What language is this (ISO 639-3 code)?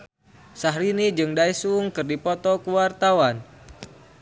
sun